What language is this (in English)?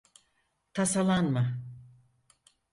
Turkish